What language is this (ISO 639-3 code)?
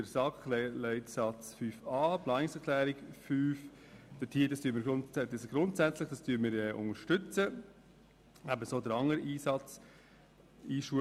gsw